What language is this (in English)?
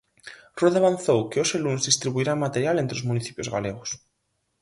Galician